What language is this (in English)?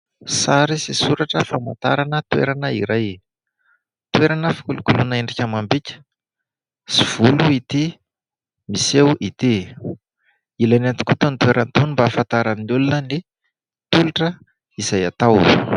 Malagasy